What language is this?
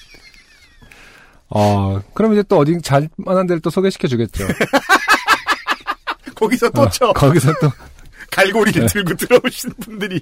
Korean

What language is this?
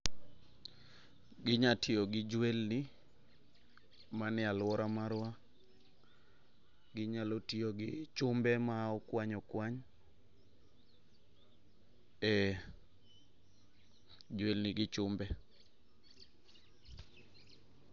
Luo (Kenya and Tanzania)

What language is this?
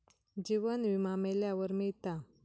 Marathi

